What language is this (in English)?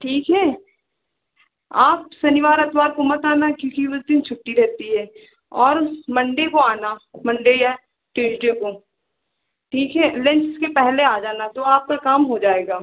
Hindi